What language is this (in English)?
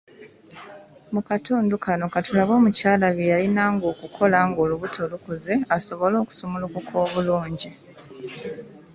Ganda